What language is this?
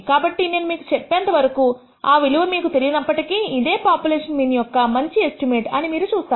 Telugu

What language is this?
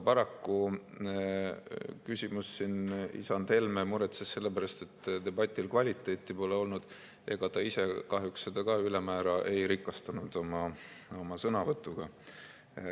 Estonian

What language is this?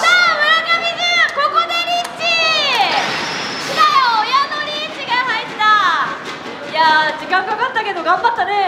Japanese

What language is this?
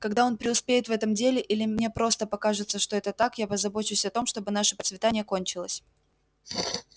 Russian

